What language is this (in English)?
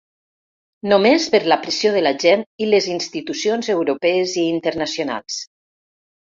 Catalan